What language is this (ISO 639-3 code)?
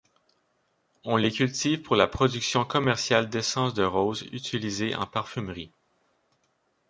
fra